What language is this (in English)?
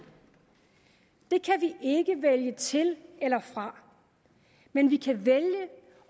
Danish